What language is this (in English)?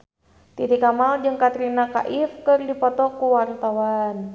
Sundanese